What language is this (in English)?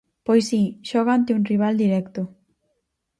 Galician